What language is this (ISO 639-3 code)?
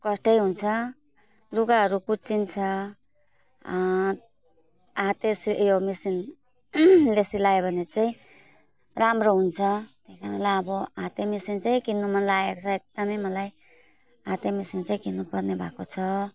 nep